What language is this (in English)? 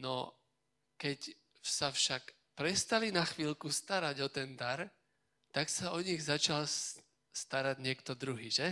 Slovak